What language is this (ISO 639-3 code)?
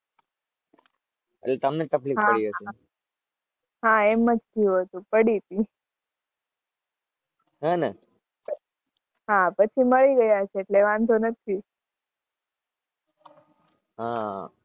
guj